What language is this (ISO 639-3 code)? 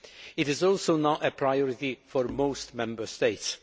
eng